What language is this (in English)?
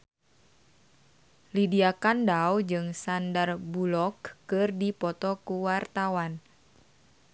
Sundanese